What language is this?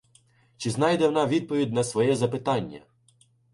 Ukrainian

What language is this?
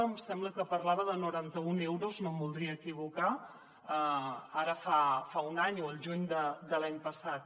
Catalan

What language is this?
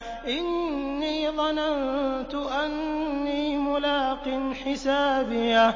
Arabic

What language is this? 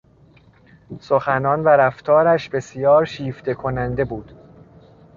Persian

